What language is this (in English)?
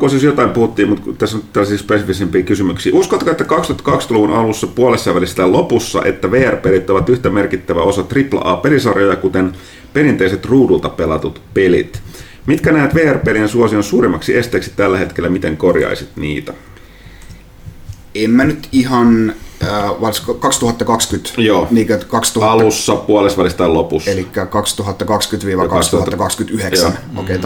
Finnish